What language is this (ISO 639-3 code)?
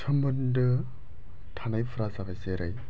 brx